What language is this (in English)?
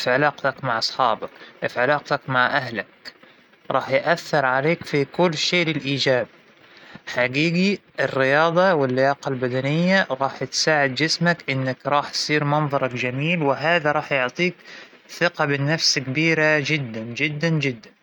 Hijazi Arabic